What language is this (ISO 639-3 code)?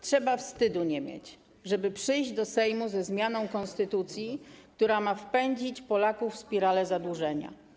pol